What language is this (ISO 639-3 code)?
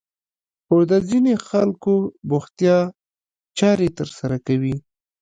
pus